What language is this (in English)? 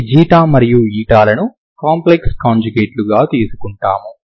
Telugu